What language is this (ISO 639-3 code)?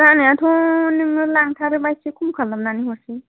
brx